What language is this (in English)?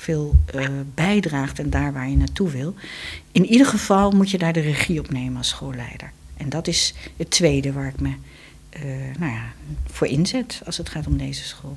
Dutch